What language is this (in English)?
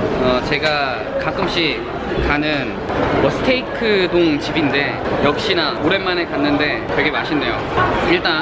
Korean